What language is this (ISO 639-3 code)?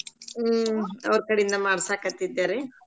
kan